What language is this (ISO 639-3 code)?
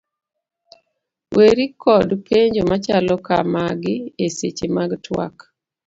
luo